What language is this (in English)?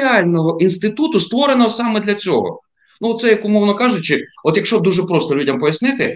Ukrainian